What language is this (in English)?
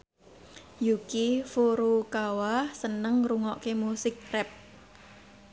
Javanese